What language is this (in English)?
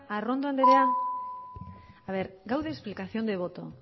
Basque